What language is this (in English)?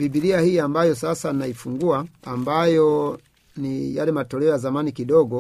Swahili